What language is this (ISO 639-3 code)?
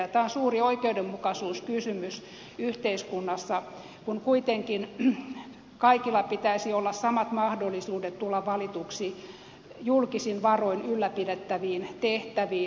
fin